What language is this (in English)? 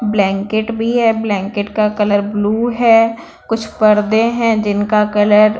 Hindi